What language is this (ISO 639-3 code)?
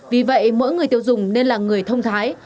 vie